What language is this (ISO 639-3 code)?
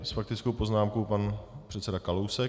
ces